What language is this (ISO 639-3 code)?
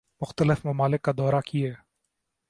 urd